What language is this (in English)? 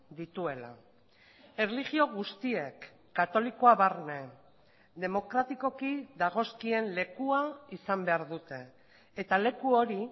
Basque